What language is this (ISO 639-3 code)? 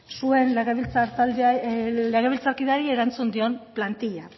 eus